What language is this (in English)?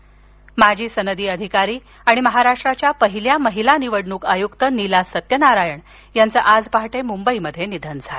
Marathi